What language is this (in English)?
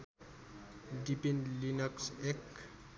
Nepali